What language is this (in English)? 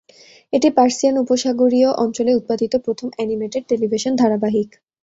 Bangla